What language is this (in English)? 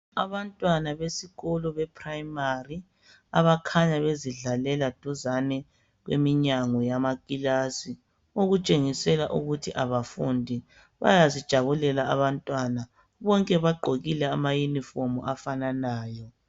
North Ndebele